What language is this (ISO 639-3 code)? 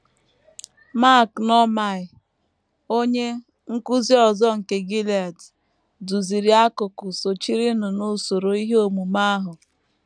ibo